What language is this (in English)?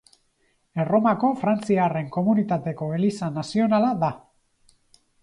Basque